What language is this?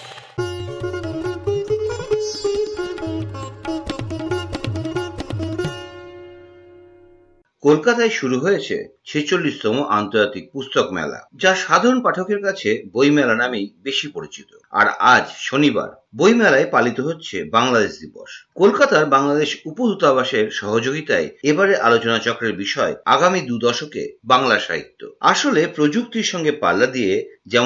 Bangla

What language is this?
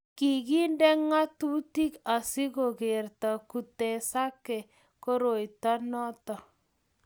Kalenjin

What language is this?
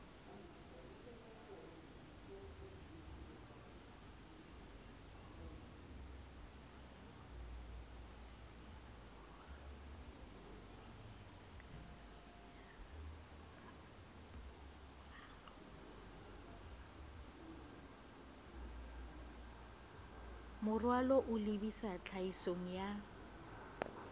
Southern Sotho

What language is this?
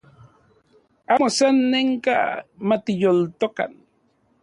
Central Puebla Nahuatl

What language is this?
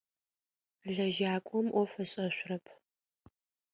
Adyghe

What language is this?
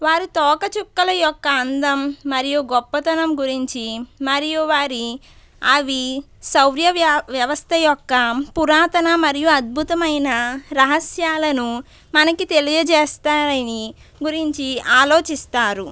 Telugu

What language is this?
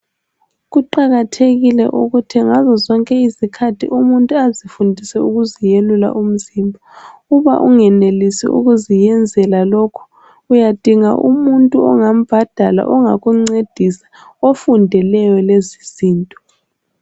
North Ndebele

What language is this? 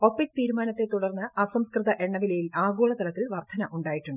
Malayalam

